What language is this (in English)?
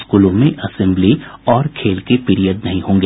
Hindi